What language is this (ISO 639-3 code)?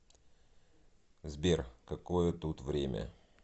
rus